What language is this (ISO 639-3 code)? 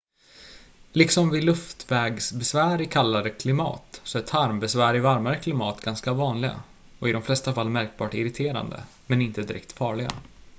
swe